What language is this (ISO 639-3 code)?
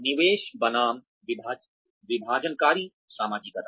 hin